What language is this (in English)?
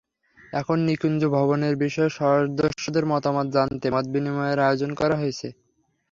Bangla